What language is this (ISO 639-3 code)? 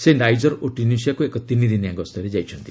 ori